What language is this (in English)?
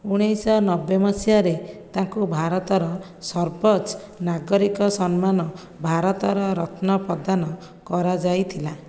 Odia